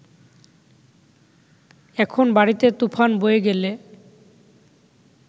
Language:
Bangla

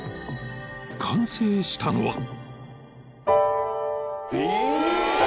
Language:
Japanese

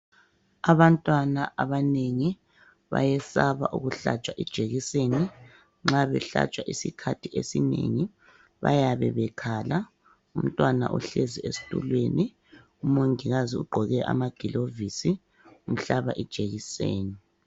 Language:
North Ndebele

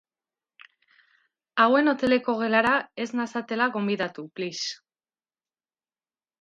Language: Basque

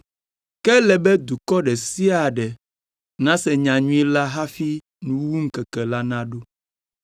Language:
Ewe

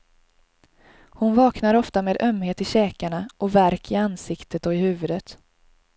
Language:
Swedish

